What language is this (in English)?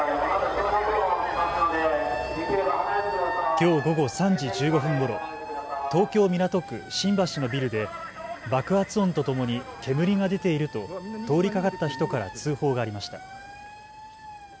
Japanese